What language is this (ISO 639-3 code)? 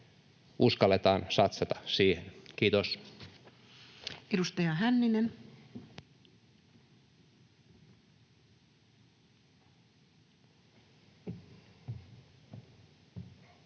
fin